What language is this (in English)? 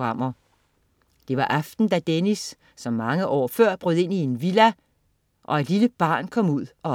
Danish